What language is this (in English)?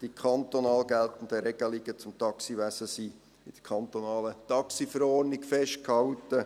Swiss German